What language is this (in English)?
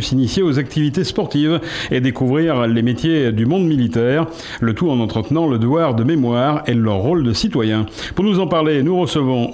French